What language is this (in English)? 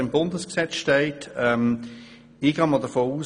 Swiss German